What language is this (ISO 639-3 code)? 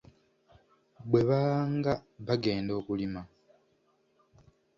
lug